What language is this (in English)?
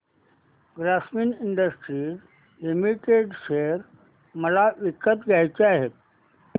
Marathi